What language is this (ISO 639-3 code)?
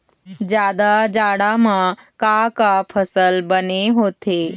hne